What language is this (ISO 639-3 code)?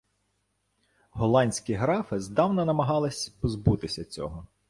ukr